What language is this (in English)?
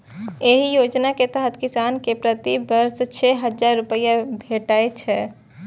Maithili